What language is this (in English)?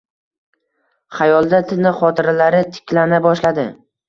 Uzbek